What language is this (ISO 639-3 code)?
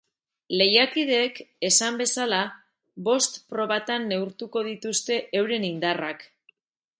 eus